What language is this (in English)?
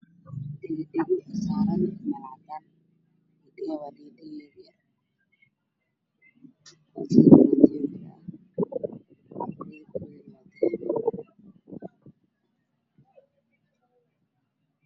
Somali